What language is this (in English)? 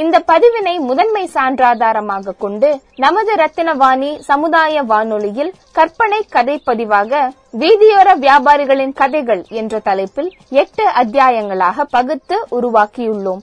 Tamil